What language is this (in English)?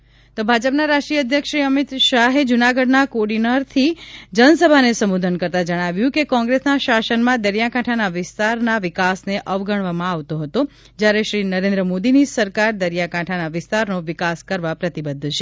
Gujarati